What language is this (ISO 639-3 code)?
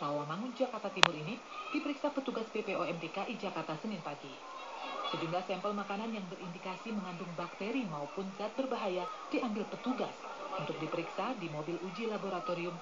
ind